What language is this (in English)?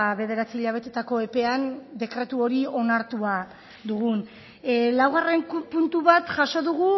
Basque